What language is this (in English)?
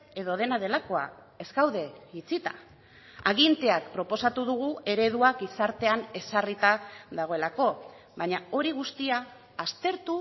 Basque